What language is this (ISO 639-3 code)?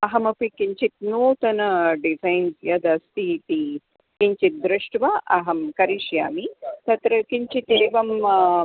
san